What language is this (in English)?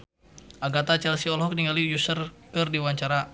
Sundanese